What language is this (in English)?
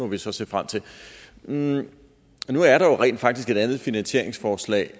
Danish